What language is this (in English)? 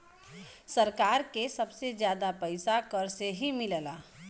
Bhojpuri